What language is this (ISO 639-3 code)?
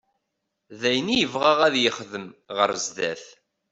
kab